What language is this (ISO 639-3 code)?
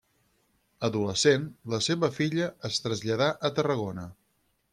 cat